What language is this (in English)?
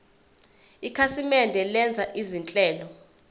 Zulu